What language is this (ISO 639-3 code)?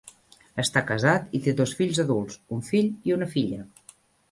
cat